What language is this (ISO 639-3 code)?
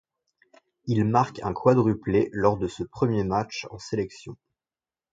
fra